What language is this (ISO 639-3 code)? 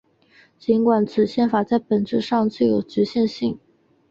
zho